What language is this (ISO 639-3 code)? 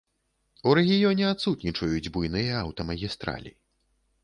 bel